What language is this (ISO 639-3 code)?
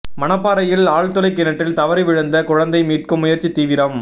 tam